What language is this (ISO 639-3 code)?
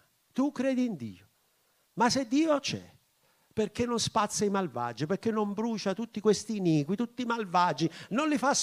ita